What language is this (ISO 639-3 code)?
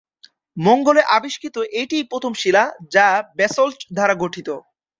ben